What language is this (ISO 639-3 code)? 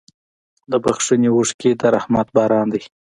pus